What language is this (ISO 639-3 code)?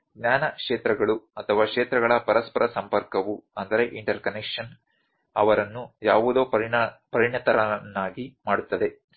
kan